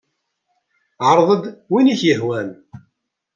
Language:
Kabyle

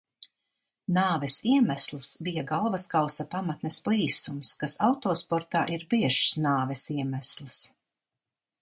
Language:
Latvian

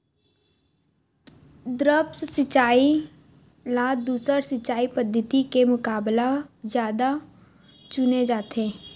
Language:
Chhattisgarhi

